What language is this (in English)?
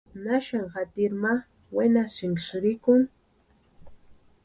Western Highland Purepecha